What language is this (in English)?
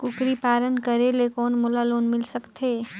Chhattisgarhi